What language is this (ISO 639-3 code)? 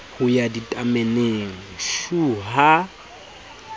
sot